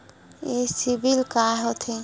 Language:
Chhattisgarhi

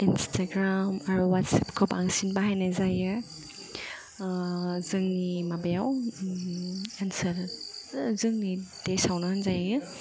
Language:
Bodo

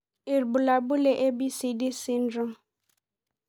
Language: Masai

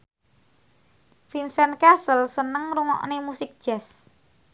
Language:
Javanese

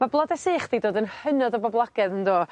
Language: Welsh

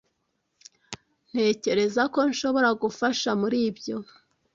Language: Kinyarwanda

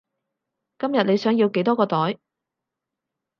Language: Cantonese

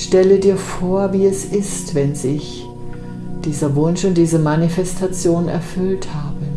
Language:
German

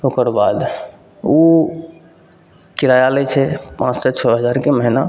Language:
Maithili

